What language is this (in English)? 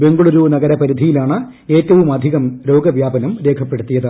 Malayalam